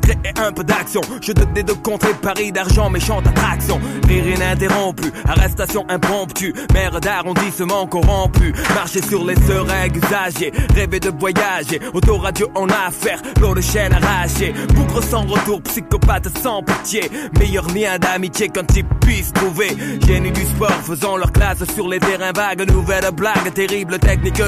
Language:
French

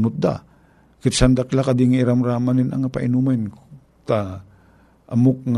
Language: Filipino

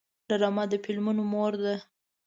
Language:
Pashto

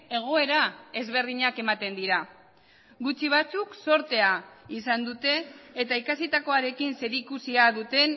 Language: Basque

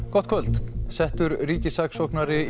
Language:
Icelandic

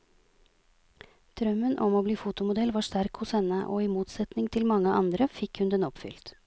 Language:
Norwegian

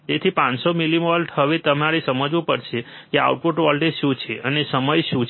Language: Gujarati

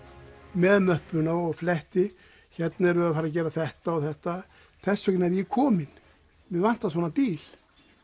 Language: Icelandic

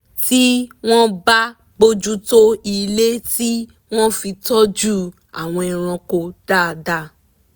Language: Yoruba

